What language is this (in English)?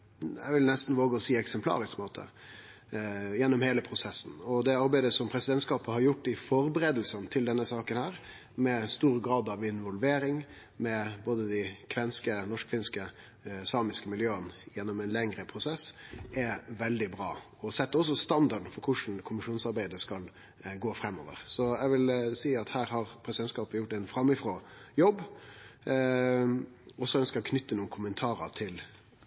Norwegian Nynorsk